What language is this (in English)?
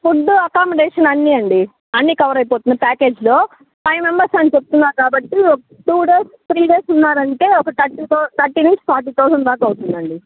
Telugu